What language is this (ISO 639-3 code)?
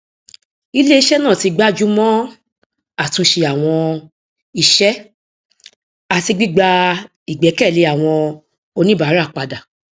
yor